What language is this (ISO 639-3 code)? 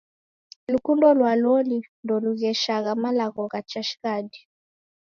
dav